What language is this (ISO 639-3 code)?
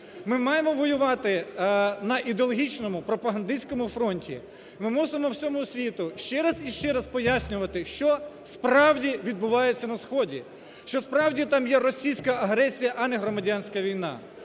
ukr